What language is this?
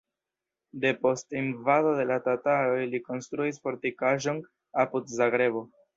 Esperanto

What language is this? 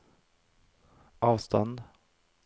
Norwegian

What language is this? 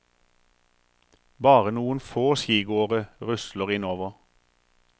Norwegian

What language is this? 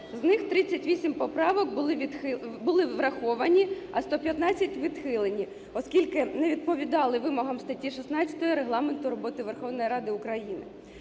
Ukrainian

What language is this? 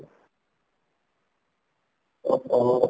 Odia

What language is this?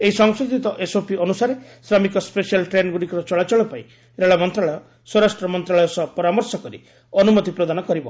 Odia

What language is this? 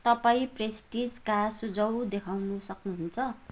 Nepali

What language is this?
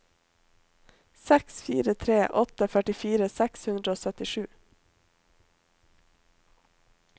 Norwegian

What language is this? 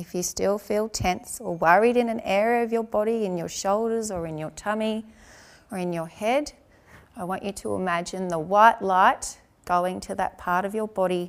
Romanian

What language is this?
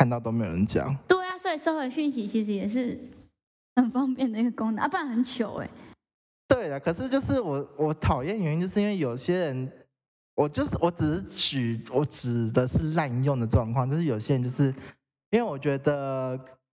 Chinese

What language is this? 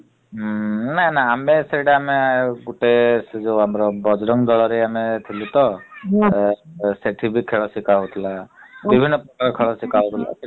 Odia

